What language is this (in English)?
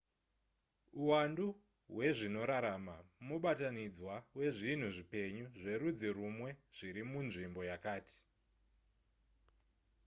Shona